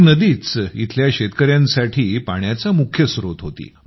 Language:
Marathi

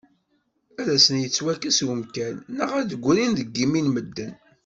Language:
Kabyle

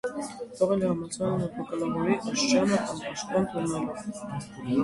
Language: Armenian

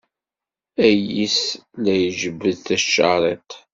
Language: Kabyle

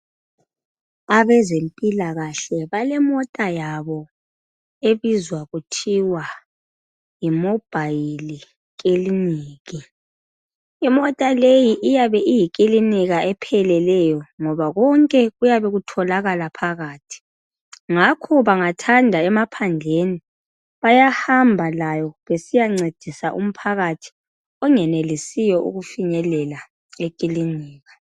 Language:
North Ndebele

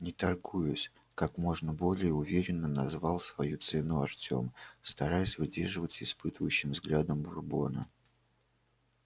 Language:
Russian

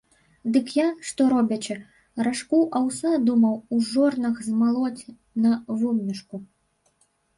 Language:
Belarusian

